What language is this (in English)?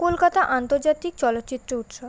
Bangla